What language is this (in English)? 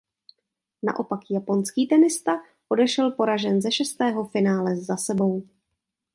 Czech